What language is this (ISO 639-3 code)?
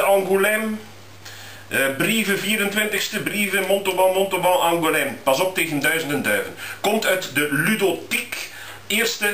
nld